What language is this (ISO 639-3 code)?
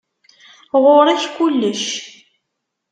kab